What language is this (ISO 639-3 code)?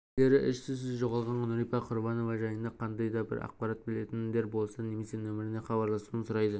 kaz